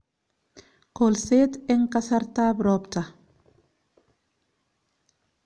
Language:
Kalenjin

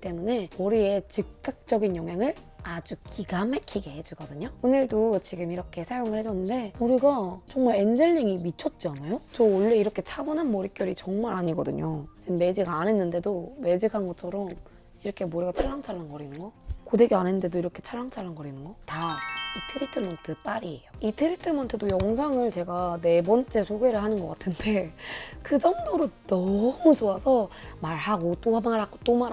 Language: Korean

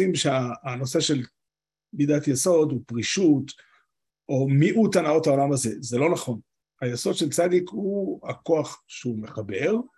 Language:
Hebrew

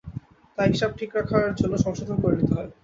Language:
Bangla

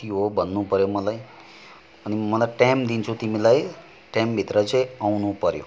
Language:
Nepali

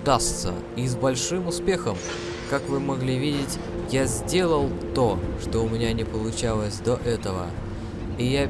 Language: Russian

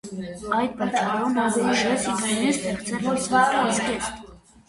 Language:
Armenian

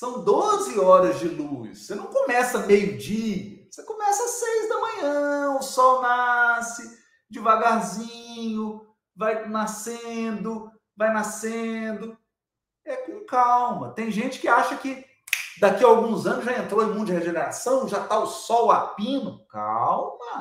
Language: Portuguese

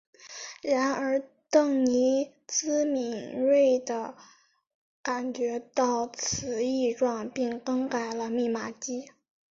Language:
Chinese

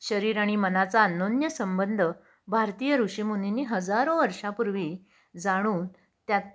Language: Marathi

